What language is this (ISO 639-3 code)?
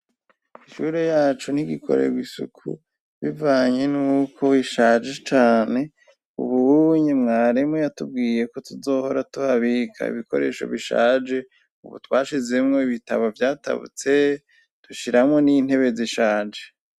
run